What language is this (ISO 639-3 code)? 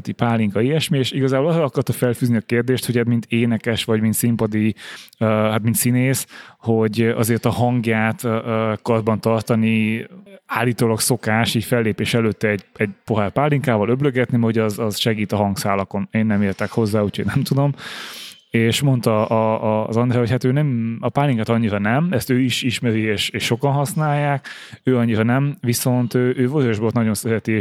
hun